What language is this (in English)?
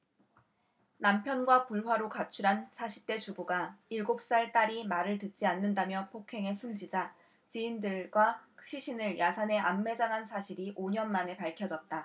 Korean